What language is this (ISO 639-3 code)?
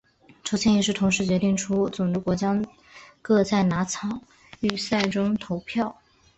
zho